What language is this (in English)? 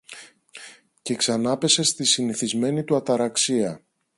Greek